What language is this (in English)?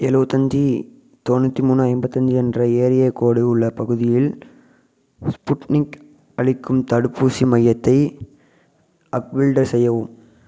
Tamil